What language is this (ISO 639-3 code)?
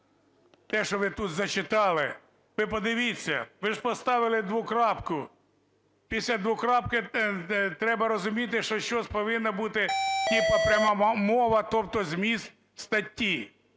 ukr